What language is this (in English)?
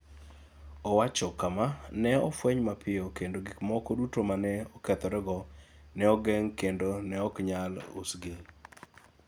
Luo (Kenya and Tanzania)